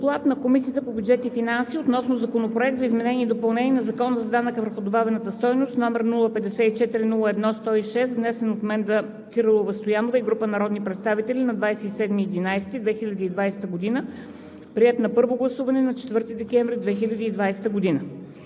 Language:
Bulgarian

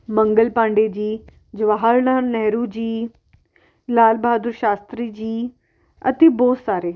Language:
Punjabi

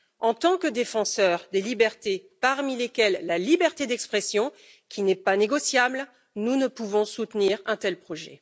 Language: French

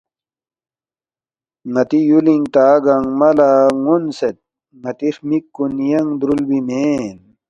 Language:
Balti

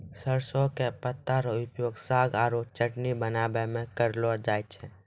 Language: Maithili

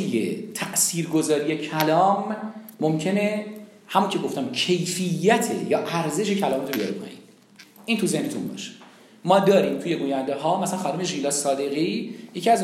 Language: Persian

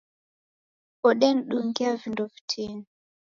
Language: Taita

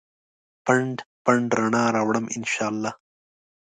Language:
Pashto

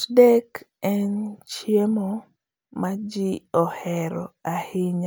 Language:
Luo (Kenya and Tanzania)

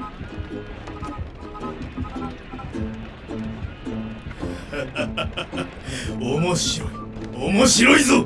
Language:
Japanese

